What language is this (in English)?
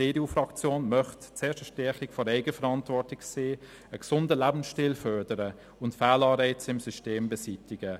Swiss German